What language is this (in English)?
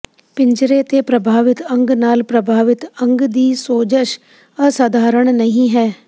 Punjabi